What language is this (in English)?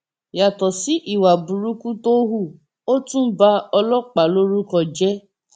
Yoruba